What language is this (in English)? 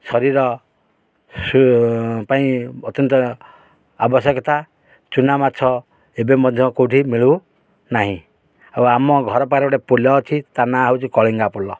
Odia